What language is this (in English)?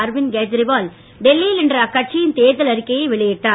Tamil